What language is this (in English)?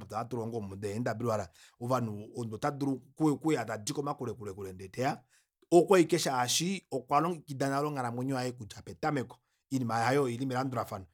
Kuanyama